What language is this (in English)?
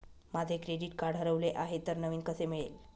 Marathi